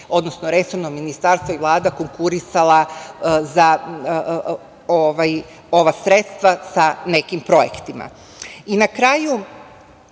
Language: Serbian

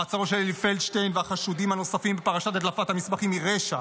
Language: Hebrew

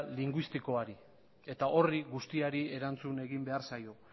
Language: Basque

